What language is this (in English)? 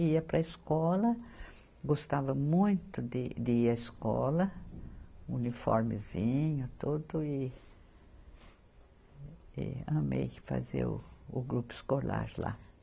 Portuguese